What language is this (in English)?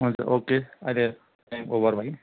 Nepali